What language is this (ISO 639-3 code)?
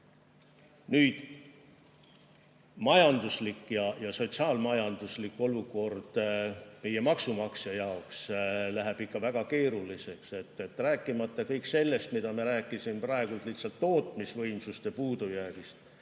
est